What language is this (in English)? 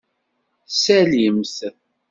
Kabyle